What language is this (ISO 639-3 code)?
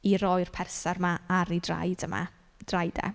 cym